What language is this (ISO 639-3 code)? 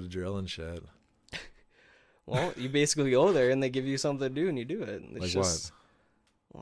eng